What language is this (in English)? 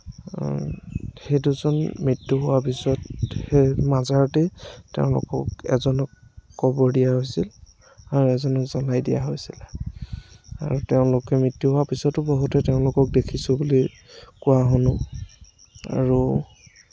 Assamese